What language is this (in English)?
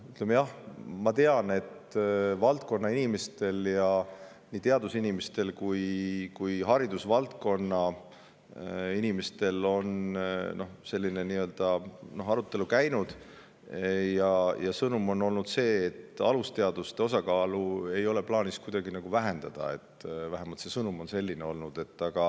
Estonian